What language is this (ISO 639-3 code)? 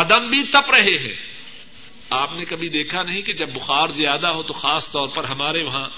urd